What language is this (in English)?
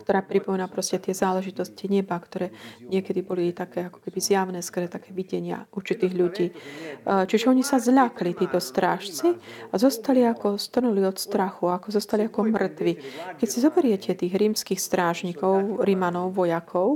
Slovak